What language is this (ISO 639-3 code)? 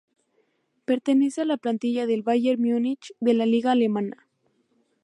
spa